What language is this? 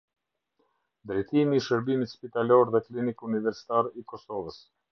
Albanian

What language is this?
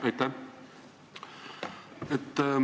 Estonian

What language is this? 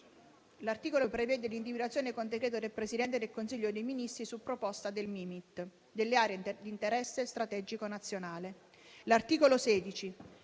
Italian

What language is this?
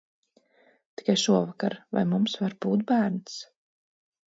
Latvian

